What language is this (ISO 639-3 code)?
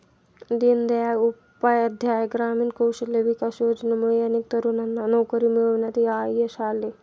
mar